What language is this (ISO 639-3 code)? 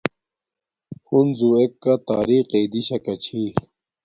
dmk